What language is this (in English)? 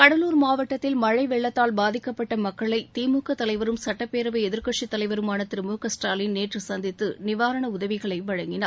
Tamil